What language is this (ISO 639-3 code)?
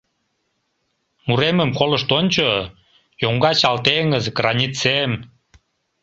chm